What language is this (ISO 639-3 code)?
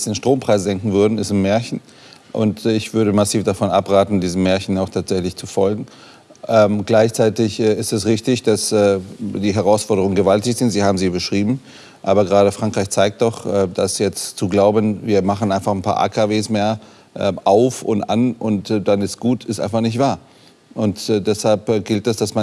deu